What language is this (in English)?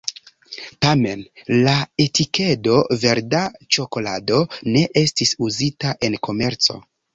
Esperanto